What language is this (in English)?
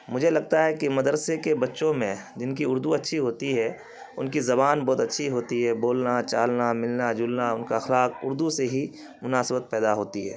Urdu